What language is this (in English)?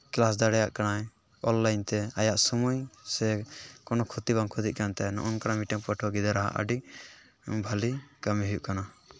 Santali